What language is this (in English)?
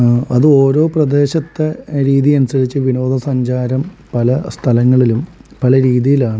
Malayalam